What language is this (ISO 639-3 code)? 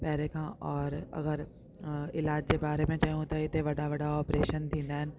snd